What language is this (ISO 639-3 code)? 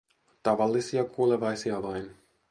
fin